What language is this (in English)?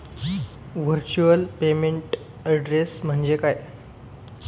Marathi